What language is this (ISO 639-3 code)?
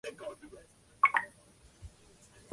zho